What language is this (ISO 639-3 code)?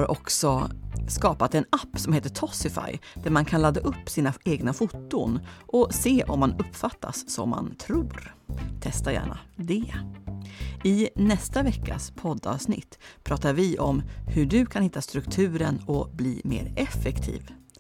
swe